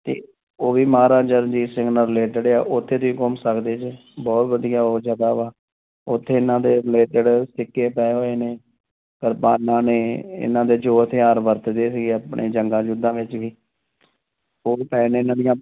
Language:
Punjabi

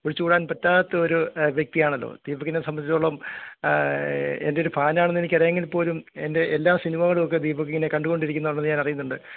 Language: Malayalam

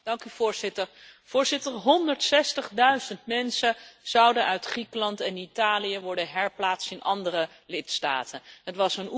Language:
Dutch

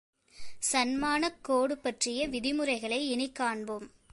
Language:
Tamil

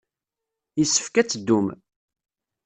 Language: Kabyle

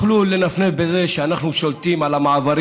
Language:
Hebrew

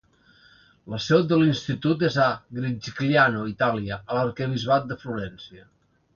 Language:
Catalan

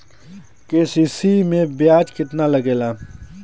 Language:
Bhojpuri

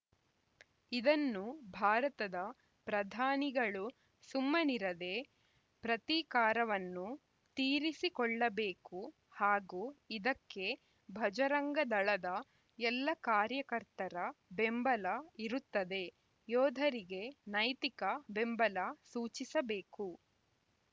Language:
Kannada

